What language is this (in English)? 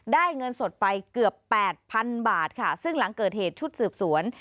Thai